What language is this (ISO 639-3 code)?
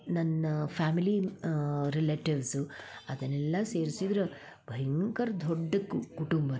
kan